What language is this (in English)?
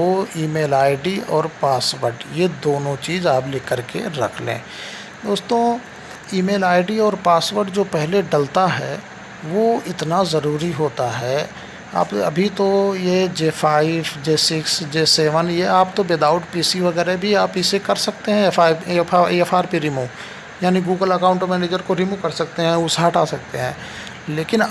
Hindi